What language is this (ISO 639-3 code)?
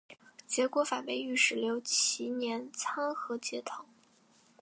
zho